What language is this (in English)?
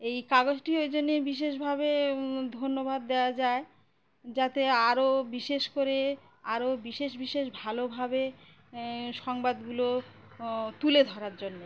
Bangla